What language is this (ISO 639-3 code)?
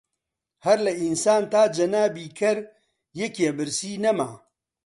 ckb